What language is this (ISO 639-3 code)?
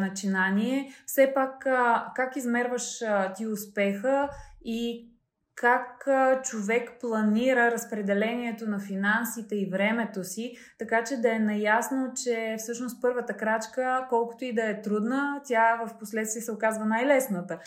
bul